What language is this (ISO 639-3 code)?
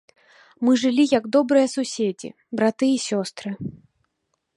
bel